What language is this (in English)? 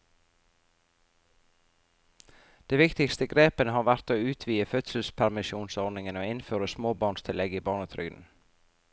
Norwegian